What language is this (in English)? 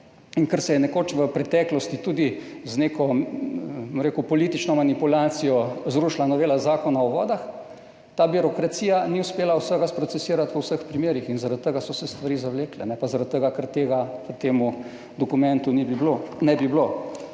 Slovenian